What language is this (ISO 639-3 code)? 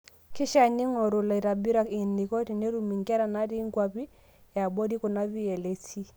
mas